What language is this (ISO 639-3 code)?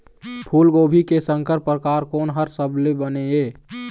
hne